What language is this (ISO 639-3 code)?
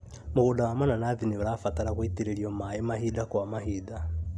kik